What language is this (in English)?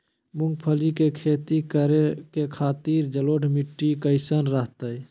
Magahi